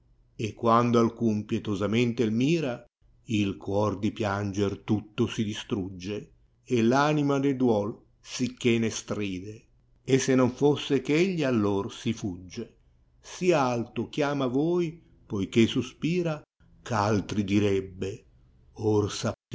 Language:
Italian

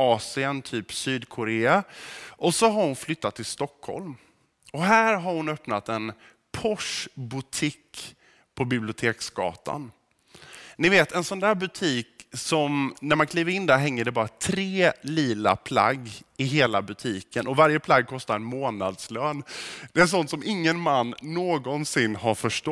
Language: Swedish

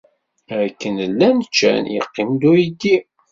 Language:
Kabyle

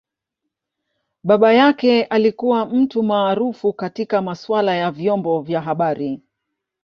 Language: Swahili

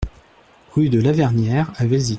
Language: French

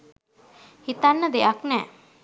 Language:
Sinhala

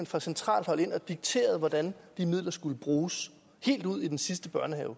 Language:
Danish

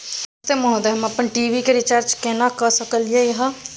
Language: Maithili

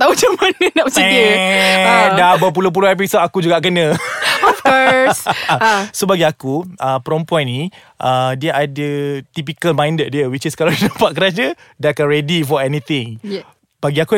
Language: Malay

